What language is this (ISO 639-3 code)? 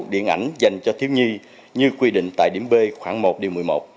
vie